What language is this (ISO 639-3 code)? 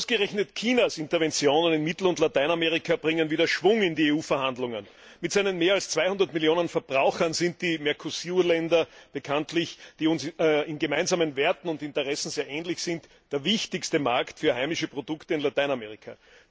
deu